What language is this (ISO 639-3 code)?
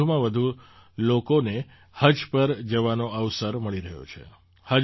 guj